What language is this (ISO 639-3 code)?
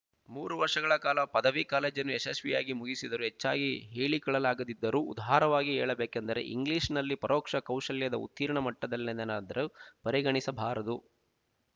kan